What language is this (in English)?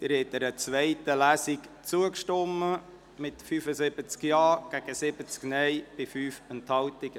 Swiss German